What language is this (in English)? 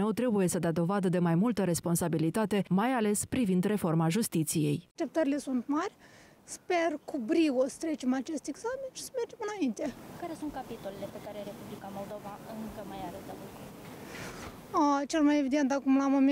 Romanian